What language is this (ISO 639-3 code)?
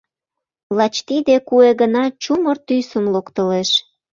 chm